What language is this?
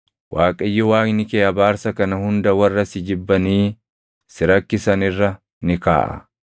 Oromo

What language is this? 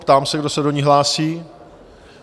Czech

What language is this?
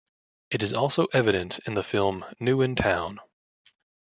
English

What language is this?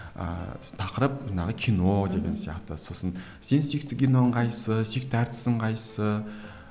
Kazakh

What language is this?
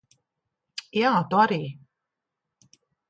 Latvian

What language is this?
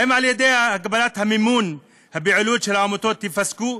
Hebrew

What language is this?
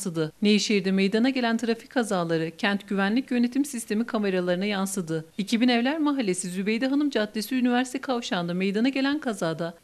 Turkish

